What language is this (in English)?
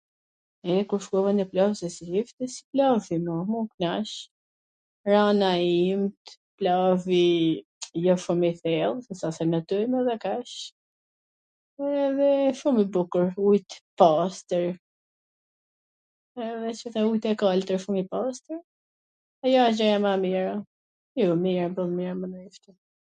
Gheg Albanian